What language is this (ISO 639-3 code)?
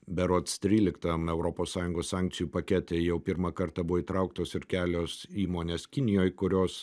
lit